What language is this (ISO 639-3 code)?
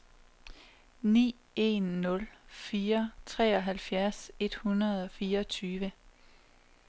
dan